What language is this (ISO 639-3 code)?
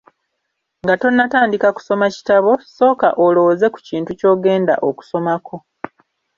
lug